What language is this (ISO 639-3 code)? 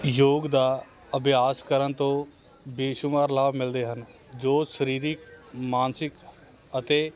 pan